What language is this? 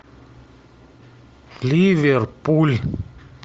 Russian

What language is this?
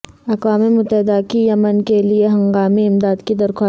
Urdu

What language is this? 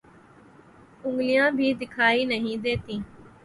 Urdu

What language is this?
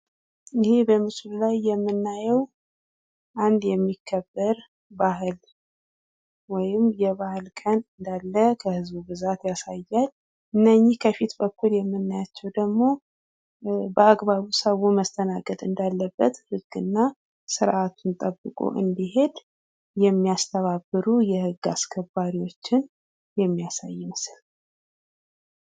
Amharic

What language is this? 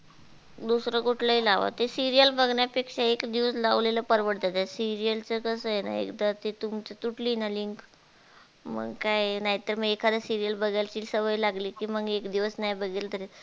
Marathi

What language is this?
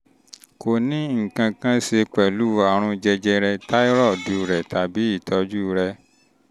Yoruba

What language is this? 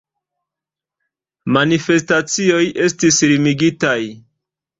Esperanto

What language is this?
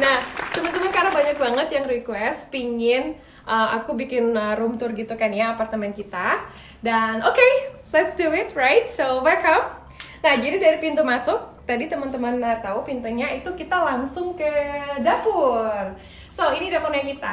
Indonesian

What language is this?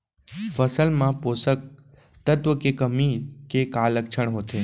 Chhattisgarhi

